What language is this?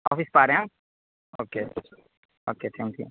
Urdu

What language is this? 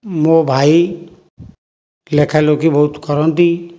Odia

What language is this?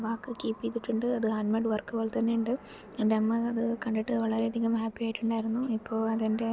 Malayalam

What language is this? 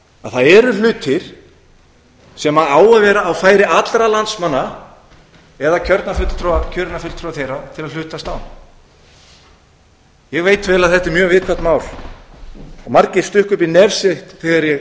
Icelandic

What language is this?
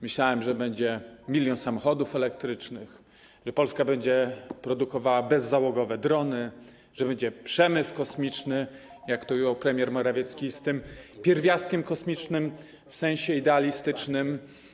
Polish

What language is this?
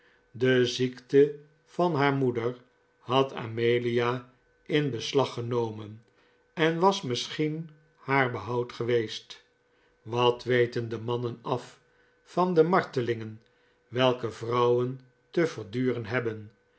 Dutch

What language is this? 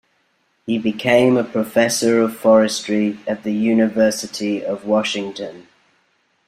English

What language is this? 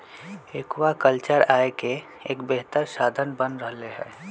Magahi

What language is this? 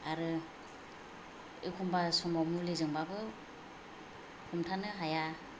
Bodo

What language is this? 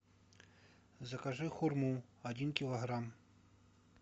Russian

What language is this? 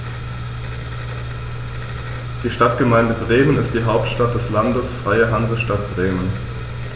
German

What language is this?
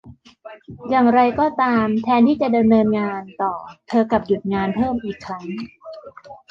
Thai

